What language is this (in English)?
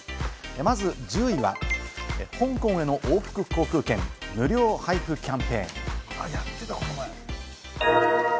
Japanese